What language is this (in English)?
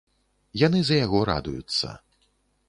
Belarusian